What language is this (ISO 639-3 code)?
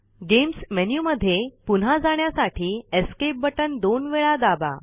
mar